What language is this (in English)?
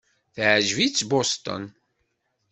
Kabyle